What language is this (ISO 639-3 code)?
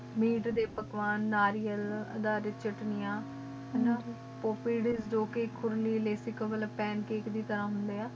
pan